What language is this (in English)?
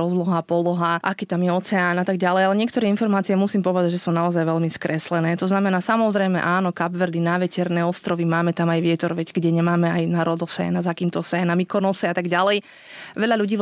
Slovak